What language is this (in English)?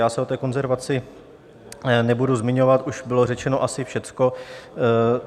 Czech